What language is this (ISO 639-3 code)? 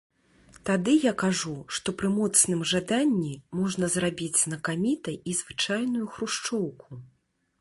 bel